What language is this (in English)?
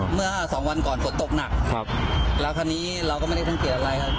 Thai